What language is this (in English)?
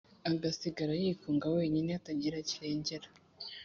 Kinyarwanda